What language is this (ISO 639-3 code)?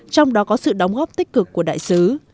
vie